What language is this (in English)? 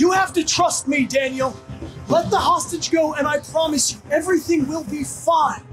English